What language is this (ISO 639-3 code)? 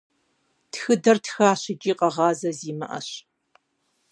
kbd